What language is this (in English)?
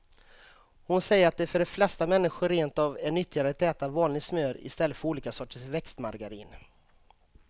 Swedish